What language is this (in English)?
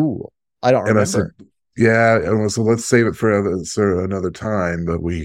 English